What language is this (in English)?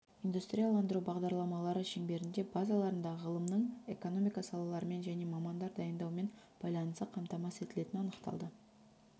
Kazakh